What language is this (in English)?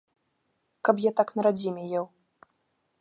Belarusian